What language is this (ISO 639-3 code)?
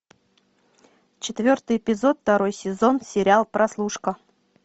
rus